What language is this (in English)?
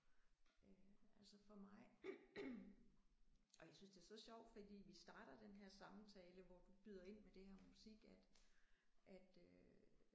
Danish